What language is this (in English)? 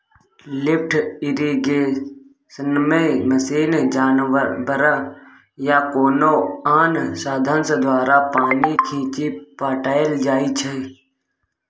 Maithili